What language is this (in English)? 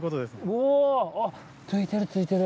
Japanese